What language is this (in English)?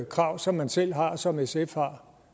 Danish